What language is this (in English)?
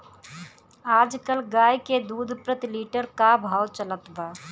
Bhojpuri